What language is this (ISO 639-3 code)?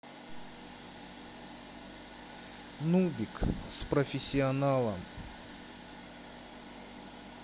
rus